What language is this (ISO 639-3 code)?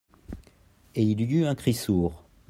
fra